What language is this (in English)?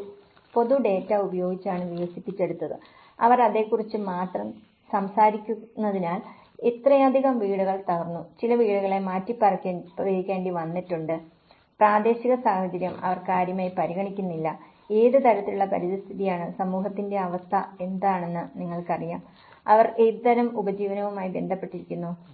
Malayalam